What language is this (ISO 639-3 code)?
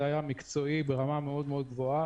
heb